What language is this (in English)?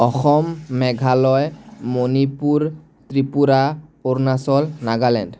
Assamese